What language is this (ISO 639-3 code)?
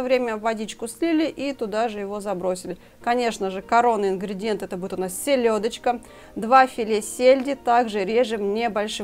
rus